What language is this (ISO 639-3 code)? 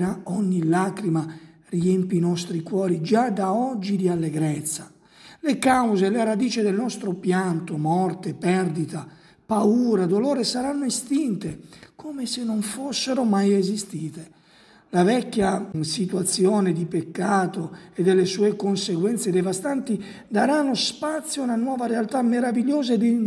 ita